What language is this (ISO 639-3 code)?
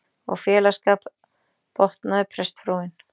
isl